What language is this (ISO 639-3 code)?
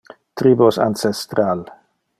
ina